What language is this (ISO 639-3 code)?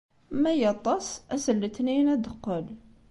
kab